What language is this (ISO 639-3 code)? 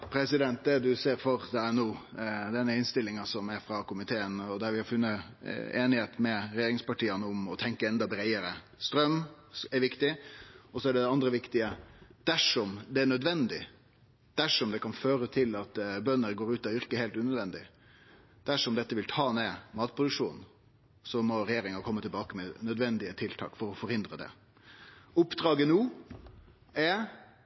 nno